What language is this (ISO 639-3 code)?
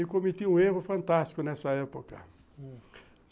por